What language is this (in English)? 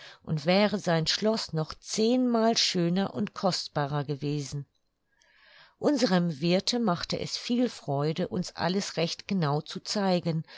German